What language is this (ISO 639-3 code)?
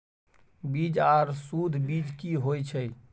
mai